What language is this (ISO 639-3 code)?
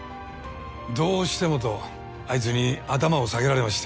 jpn